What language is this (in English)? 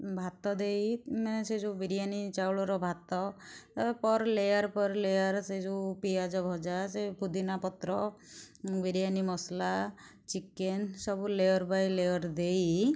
Odia